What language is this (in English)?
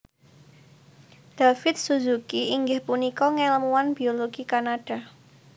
Javanese